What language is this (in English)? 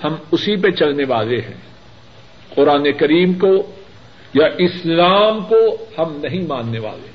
Urdu